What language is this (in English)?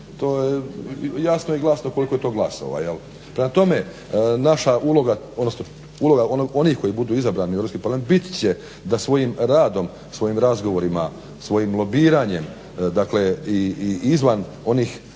Croatian